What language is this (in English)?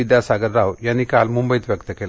Marathi